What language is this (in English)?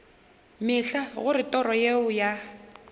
Northern Sotho